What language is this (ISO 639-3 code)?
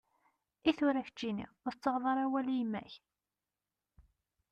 kab